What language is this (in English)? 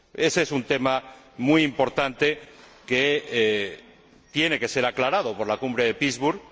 Spanish